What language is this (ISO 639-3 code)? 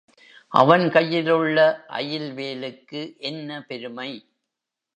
tam